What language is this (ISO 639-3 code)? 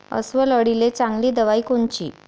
mar